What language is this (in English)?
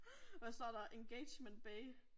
Danish